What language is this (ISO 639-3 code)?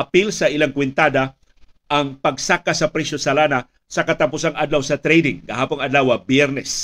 fil